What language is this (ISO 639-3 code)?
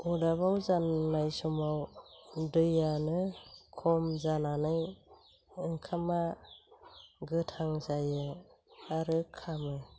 brx